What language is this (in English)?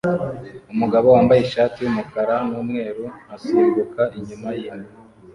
Kinyarwanda